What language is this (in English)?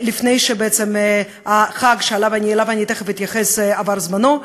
Hebrew